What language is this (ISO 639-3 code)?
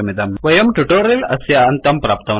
san